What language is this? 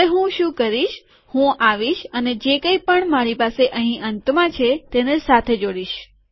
Gujarati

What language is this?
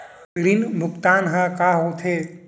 Chhattisgarhi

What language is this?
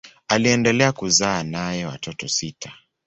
Swahili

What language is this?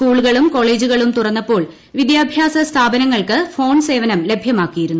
Malayalam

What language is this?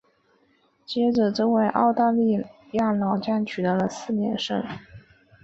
Chinese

